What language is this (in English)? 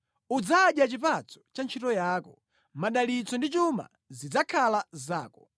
Nyanja